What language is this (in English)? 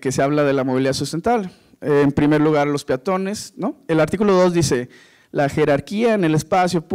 Spanish